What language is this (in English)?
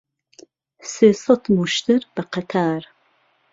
Central Kurdish